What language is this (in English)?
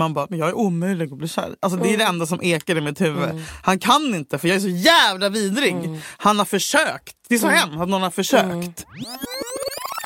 Swedish